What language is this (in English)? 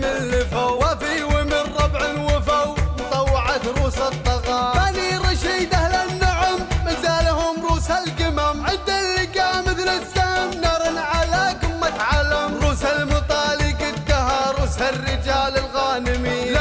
Arabic